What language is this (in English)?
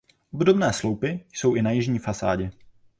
Czech